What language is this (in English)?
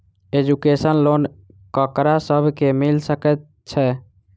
Maithili